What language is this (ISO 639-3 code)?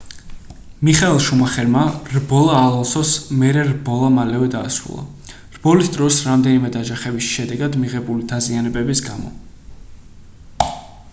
kat